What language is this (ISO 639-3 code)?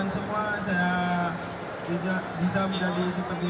ind